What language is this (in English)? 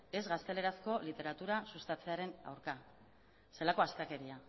Basque